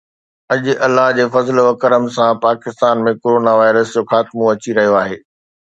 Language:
Sindhi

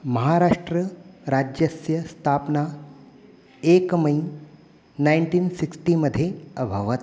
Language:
Sanskrit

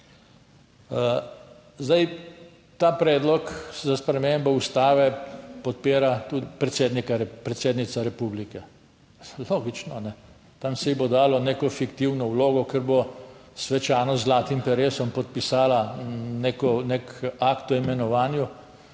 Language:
Slovenian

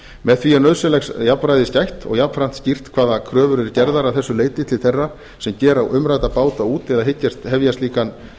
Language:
Icelandic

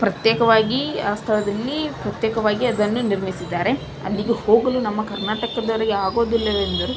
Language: Kannada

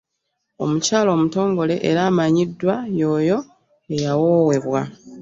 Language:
Ganda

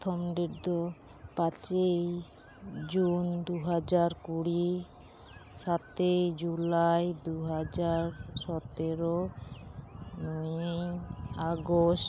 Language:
Santali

